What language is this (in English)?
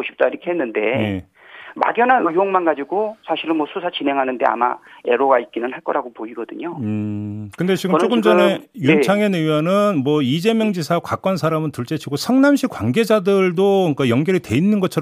Korean